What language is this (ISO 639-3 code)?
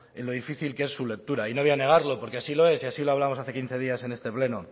spa